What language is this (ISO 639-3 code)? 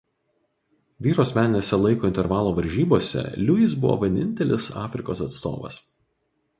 lit